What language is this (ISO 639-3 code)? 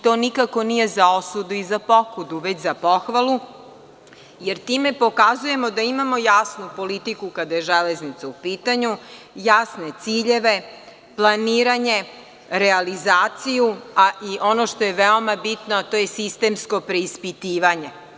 srp